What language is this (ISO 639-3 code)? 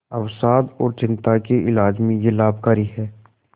hin